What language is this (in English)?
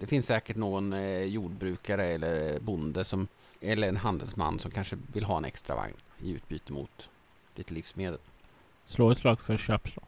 Swedish